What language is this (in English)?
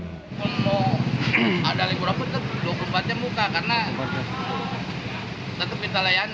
Indonesian